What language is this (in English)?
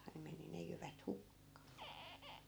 Finnish